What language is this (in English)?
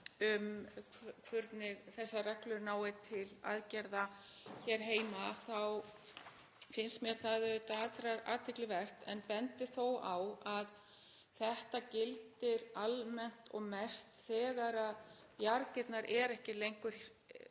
Icelandic